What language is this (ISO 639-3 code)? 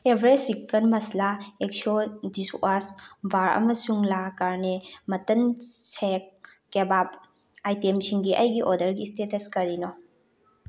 mni